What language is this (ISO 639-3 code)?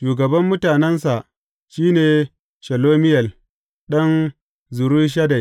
hau